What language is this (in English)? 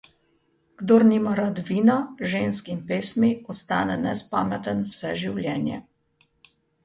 Slovenian